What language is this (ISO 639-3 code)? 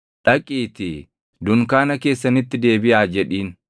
orm